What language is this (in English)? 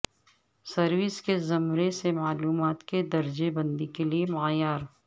Urdu